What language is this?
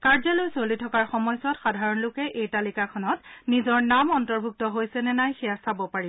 Assamese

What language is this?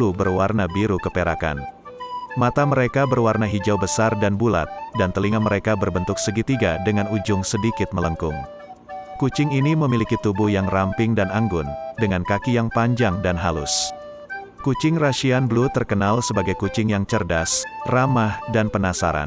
Indonesian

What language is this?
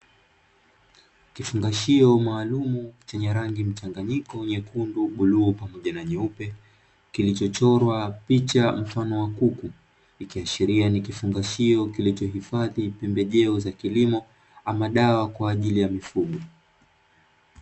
Swahili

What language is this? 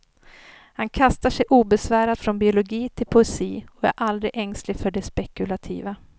Swedish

